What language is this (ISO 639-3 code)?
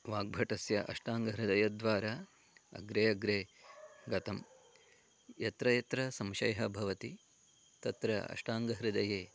san